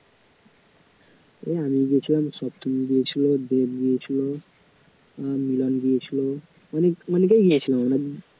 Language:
Bangla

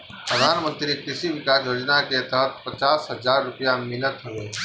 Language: Bhojpuri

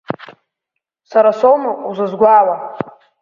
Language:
Abkhazian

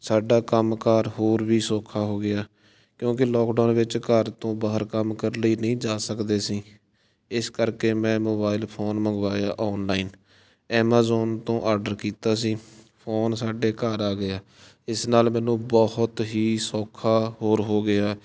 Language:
Punjabi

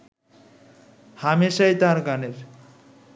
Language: Bangla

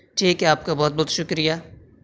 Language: Urdu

